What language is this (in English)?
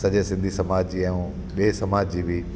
Sindhi